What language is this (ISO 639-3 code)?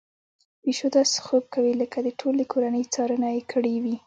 pus